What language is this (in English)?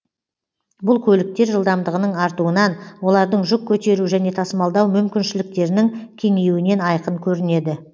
Kazakh